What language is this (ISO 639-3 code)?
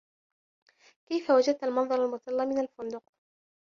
ara